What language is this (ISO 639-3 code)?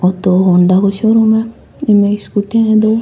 raj